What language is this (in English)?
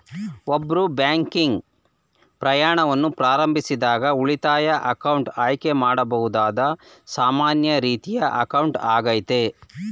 Kannada